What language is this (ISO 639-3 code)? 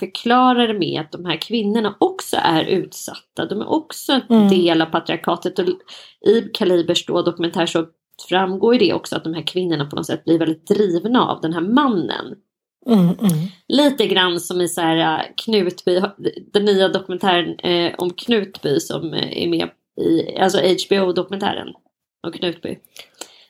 swe